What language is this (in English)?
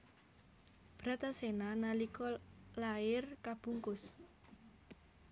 Javanese